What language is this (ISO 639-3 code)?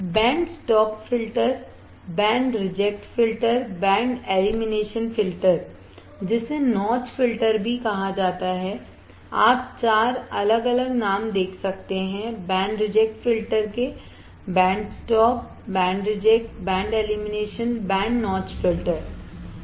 hin